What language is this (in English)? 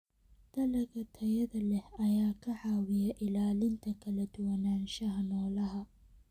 Somali